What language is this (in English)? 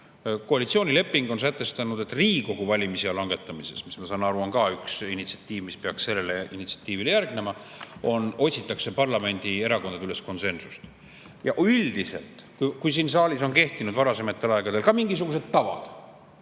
Estonian